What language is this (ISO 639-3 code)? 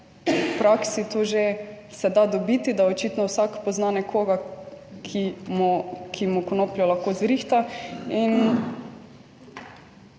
slv